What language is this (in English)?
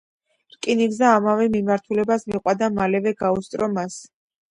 Georgian